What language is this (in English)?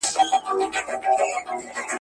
Pashto